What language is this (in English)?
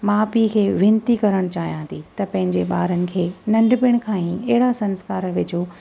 Sindhi